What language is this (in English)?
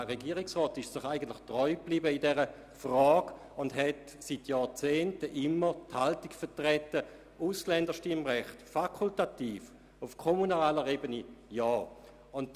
Swiss German